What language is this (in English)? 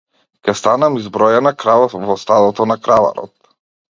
Macedonian